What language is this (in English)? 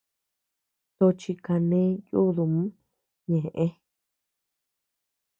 Tepeuxila Cuicatec